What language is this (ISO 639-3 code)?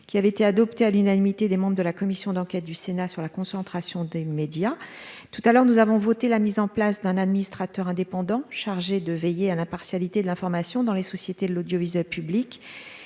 fra